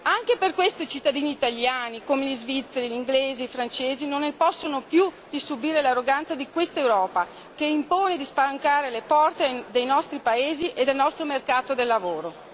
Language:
Italian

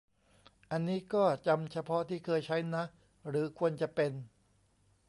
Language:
Thai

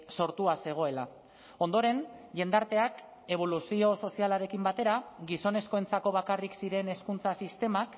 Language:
Basque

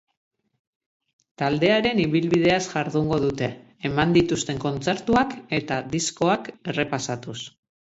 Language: Basque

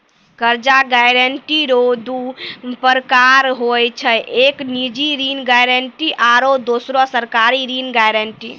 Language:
Maithili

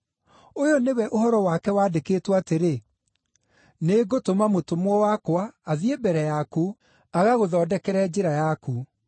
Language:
Kikuyu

